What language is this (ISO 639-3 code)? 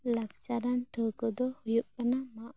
sat